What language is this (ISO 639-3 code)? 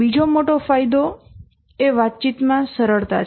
guj